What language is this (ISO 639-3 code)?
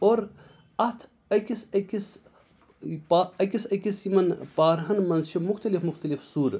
kas